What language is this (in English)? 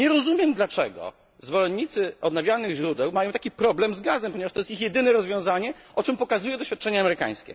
Polish